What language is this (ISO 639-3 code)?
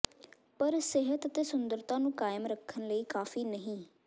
pan